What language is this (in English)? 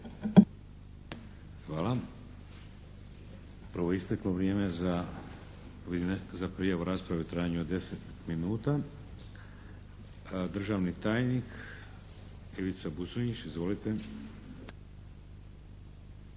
Croatian